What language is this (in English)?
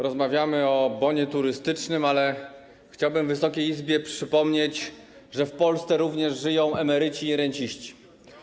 Polish